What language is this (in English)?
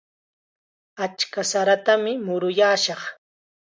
Chiquián Ancash Quechua